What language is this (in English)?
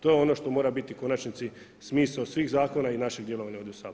Croatian